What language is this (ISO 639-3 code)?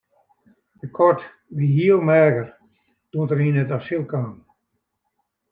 fry